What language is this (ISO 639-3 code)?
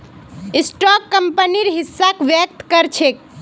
mag